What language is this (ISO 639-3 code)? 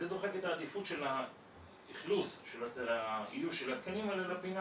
heb